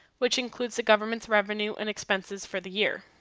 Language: English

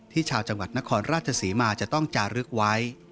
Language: Thai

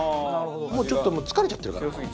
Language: Japanese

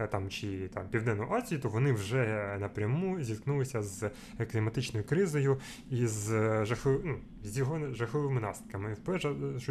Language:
Ukrainian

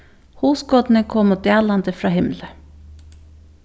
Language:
Faroese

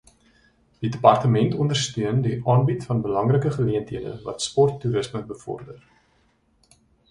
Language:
Afrikaans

